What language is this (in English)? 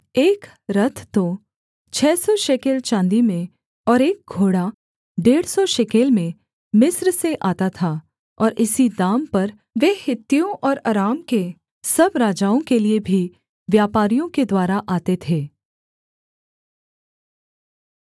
Hindi